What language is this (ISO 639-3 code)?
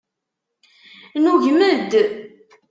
kab